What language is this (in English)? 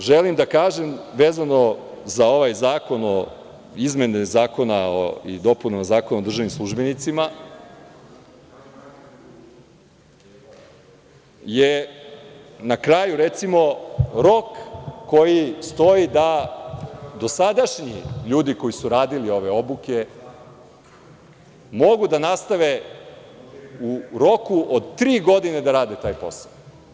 Serbian